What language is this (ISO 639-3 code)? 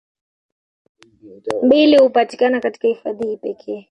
swa